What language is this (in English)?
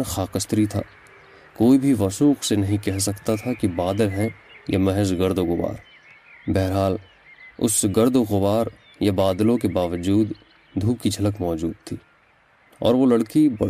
Urdu